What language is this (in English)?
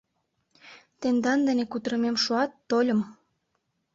Mari